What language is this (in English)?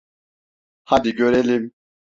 Turkish